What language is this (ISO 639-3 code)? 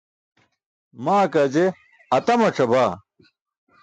bsk